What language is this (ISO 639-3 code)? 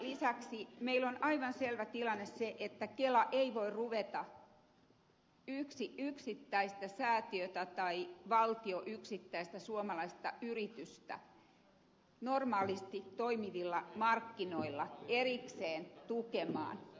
fin